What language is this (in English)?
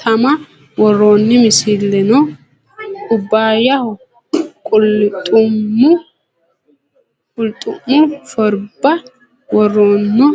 Sidamo